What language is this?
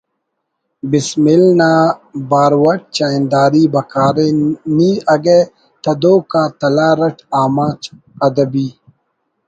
Brahui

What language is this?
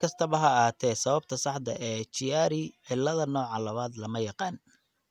Somali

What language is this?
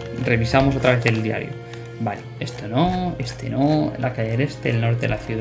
Spanish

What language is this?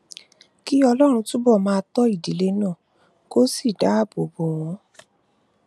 Yoruba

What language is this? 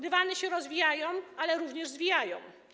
Polish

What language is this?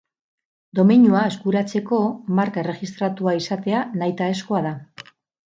Basque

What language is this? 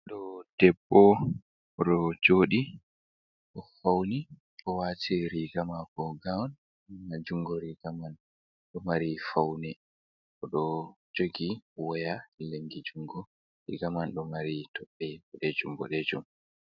Fula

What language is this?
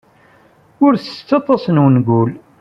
Kabyle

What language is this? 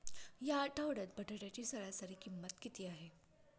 Marathi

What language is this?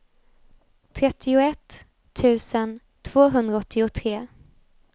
Swedish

